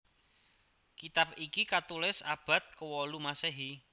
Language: Javanese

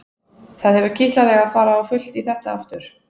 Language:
Icelandic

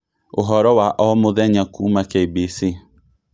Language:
Kikuyu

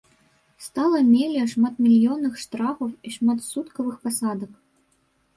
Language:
Belarusian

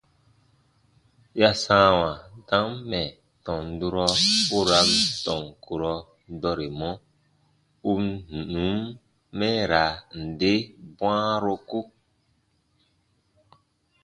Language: Baatonum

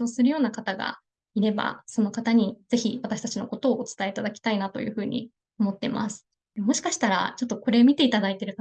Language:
Japanese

